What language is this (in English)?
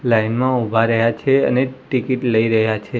Gujarati